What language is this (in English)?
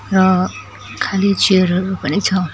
Nepali